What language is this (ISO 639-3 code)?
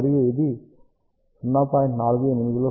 tel